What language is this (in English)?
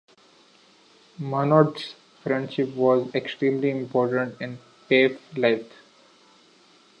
English